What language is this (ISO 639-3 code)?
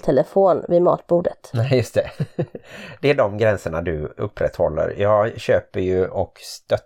swe